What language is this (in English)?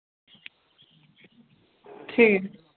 Dogri